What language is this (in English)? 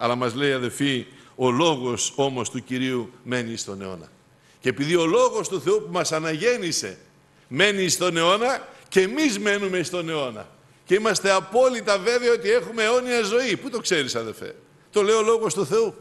Greek